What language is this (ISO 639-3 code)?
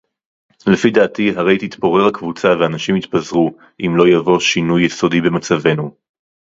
heb